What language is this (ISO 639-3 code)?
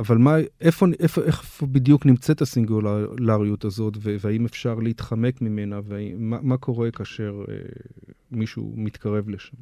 heb